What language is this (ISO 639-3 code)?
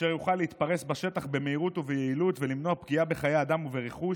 heb